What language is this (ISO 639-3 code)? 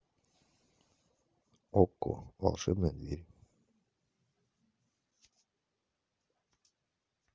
rus